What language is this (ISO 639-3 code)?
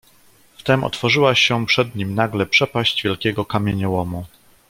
pol